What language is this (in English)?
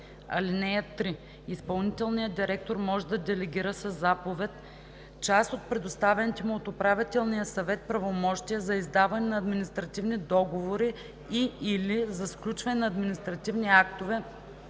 Bulgarian